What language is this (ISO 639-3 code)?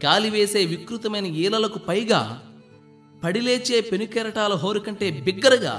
tel